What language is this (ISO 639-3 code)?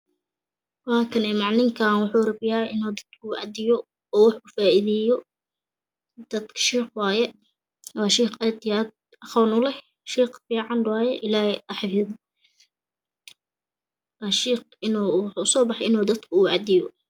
som